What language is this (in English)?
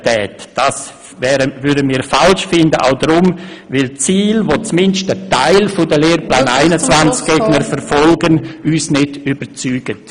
Swiss German